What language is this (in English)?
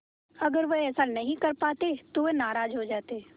Hindi